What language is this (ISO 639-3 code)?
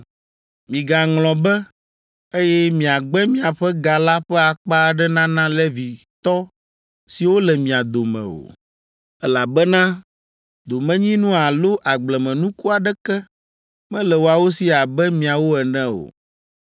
ewe